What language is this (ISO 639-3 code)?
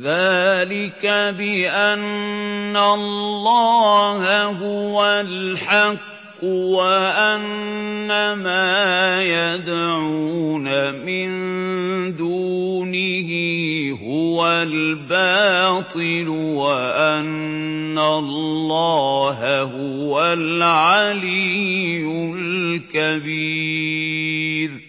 ara